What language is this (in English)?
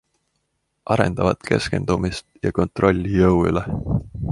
Estonian